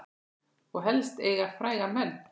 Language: Icelandic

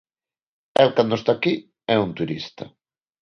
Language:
Galician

